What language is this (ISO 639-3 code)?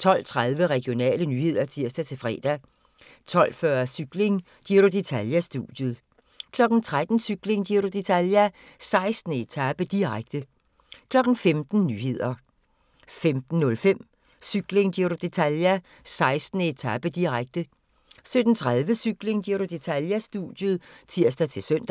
dan